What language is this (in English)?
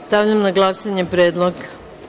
Serbian